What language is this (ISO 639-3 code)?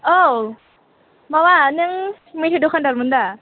brx